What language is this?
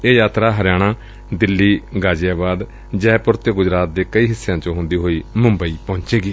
Punjabi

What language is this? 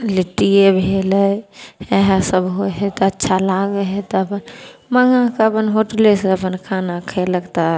Maithili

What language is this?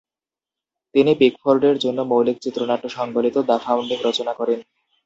Bangla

